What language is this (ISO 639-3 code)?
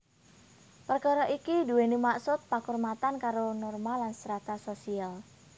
jav